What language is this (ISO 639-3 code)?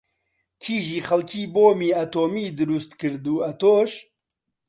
ckb